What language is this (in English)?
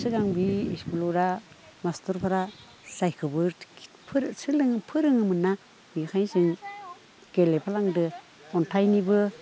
Bodo